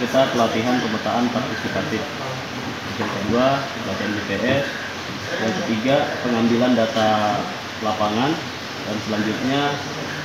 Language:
Indonesian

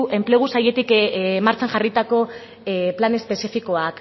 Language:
Basque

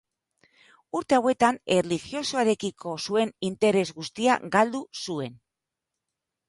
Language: Basque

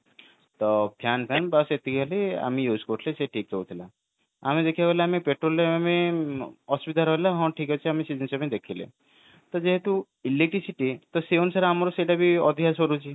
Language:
Odia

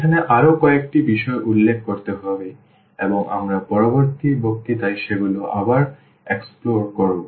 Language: Bangla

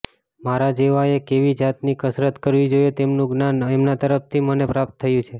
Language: Gujarati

